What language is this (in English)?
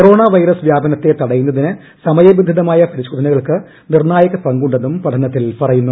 Malayalam